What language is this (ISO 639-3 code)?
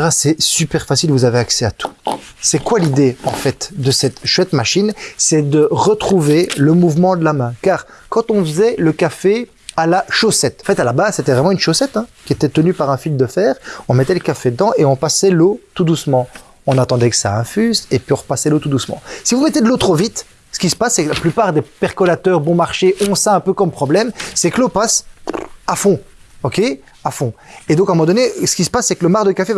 fra